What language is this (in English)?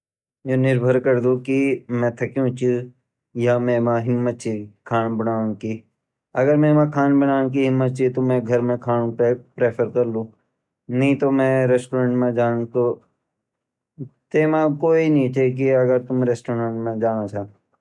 Garhwali